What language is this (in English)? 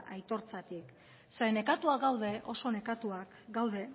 Basque